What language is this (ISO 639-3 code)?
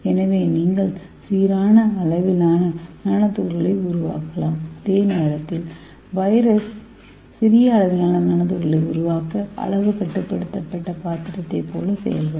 tam